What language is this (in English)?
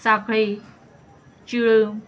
Konkani